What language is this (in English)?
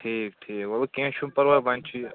Kashmiri